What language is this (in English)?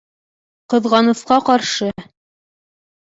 Bashkir